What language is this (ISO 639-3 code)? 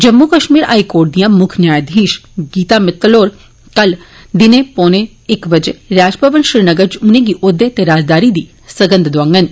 doi